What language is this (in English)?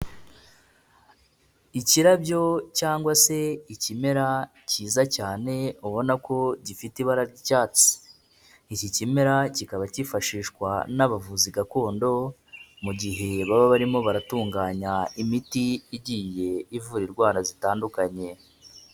Kinyarwanda